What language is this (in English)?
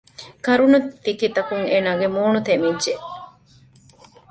Divehi